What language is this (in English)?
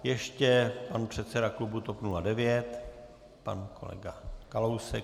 Czech